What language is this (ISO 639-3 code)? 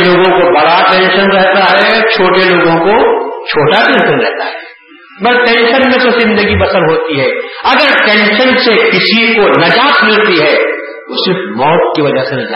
urd